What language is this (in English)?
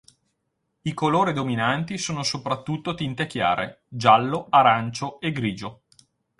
Italian